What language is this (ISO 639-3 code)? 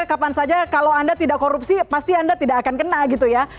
ind